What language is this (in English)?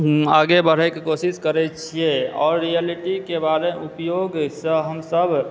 Maithili